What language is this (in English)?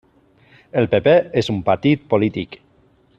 Catalan